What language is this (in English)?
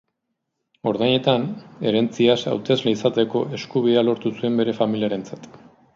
Basque